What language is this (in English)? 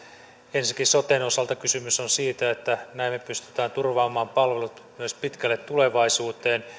Finnish